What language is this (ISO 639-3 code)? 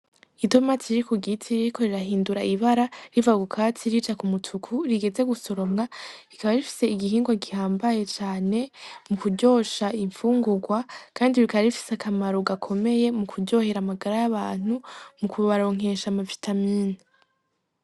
run